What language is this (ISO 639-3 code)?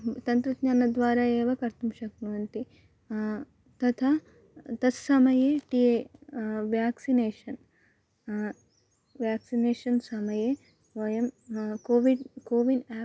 san